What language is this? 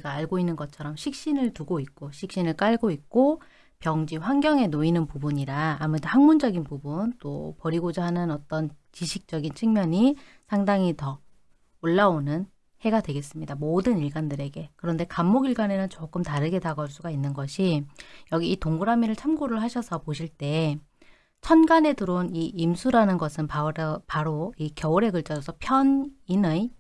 Korean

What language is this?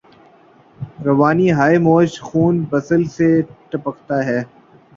Urdu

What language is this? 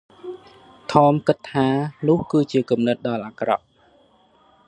Khmer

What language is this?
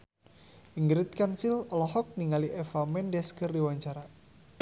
Sundanese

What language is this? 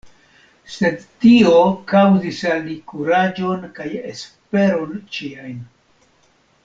Esperanto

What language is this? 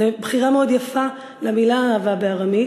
Hebrew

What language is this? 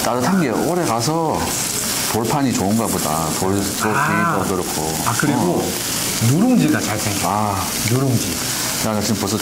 Korean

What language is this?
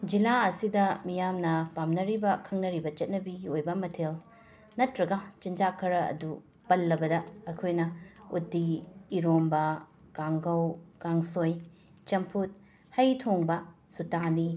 Manipuri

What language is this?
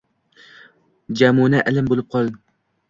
Uzbek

